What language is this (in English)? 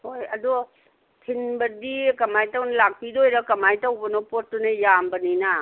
Manipuri